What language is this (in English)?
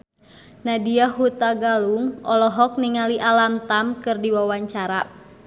Sundanese